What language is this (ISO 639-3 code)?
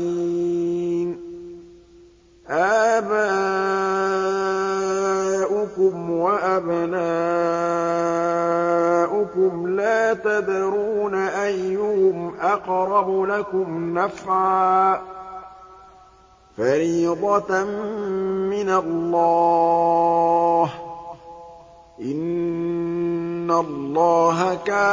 ara